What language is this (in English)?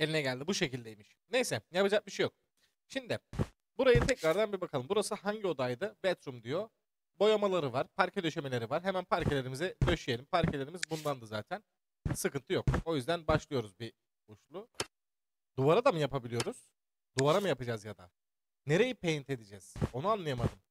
Turkish